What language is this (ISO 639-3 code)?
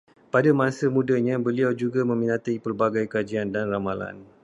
msa